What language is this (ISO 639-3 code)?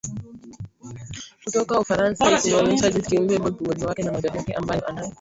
swa